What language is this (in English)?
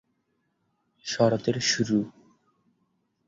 Bangla